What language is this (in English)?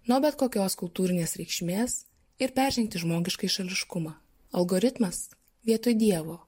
Lithuanian